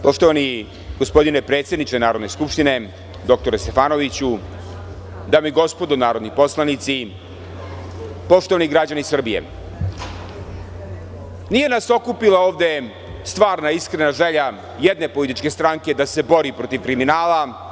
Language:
Serbian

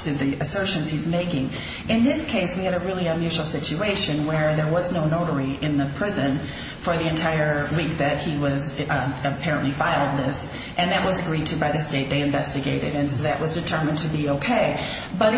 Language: English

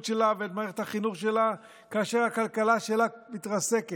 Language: Hebrew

